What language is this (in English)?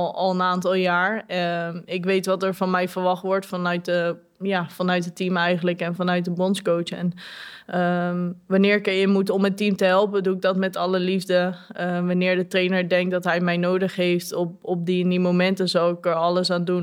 Dutch